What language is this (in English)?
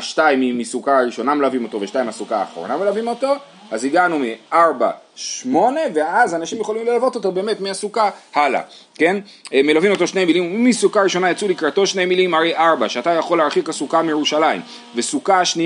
Hebrew